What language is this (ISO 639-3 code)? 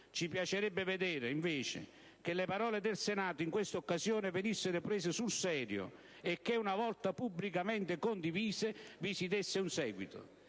ita